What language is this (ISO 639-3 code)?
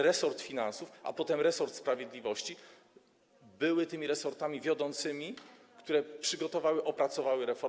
pol